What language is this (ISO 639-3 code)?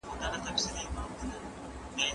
pus